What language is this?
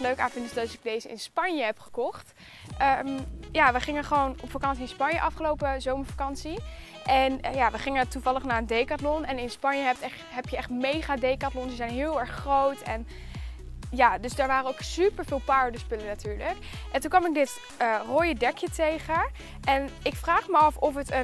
Dutch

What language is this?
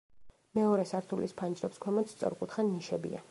Georgian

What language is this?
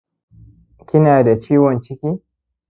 Hausa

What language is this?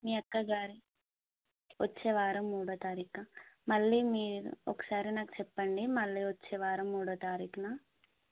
Telugu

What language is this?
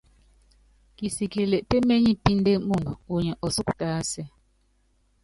Yangben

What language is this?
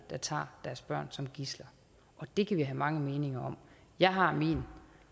Danish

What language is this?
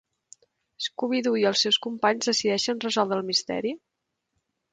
Catalan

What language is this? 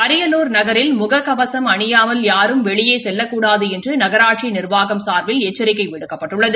Tamil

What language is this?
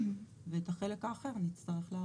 Hebrew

